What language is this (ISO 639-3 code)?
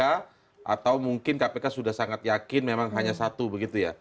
ind